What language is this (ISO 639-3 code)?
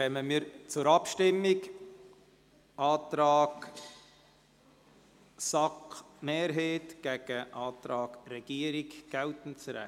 gsw